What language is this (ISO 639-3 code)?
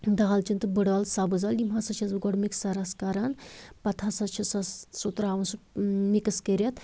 kas